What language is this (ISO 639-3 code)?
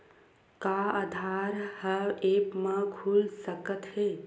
hne